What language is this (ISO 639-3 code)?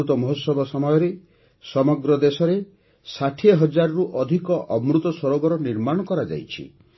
ori